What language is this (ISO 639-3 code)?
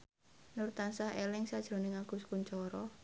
jav